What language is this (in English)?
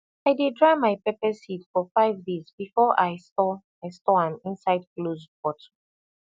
Nigerian Pidgin